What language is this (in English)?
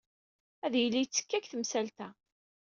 Kabyle